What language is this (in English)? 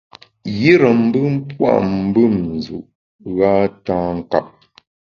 Bamun